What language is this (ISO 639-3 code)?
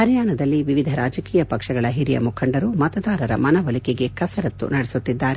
kan